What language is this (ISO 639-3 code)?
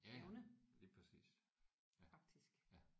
dan